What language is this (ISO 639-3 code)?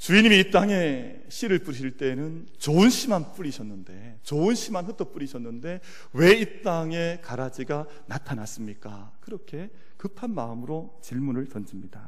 kor